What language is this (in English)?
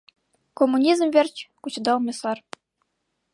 Mari